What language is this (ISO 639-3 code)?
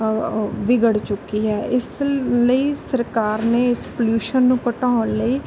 pan